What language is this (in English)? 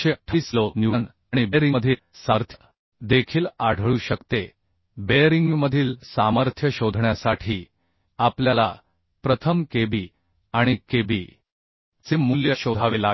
Marathi